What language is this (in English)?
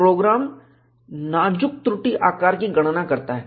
Hindi